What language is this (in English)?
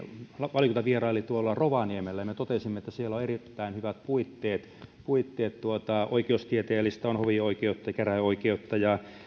Finnish